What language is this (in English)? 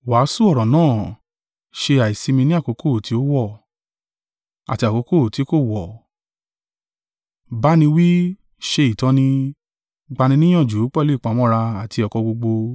Yoruba